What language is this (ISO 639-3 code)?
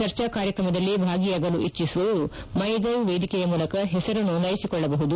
kan